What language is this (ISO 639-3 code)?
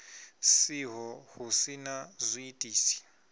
ven